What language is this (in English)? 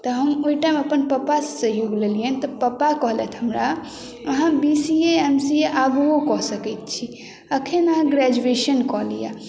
Maithili